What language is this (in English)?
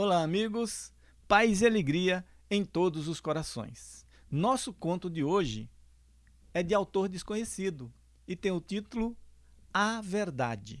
Portuguese